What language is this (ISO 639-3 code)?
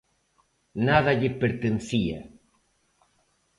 glg